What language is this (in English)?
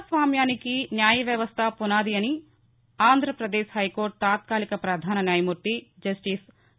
Telugu